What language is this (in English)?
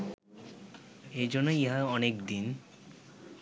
Bangla